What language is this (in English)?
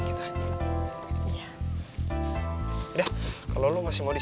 Indonesian